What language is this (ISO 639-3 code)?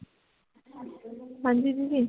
pan